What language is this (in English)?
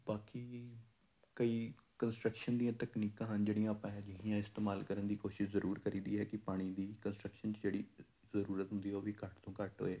Punjabi